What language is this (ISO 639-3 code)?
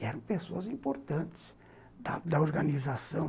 por